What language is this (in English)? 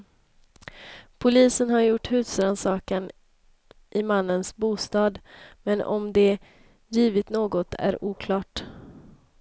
Swedish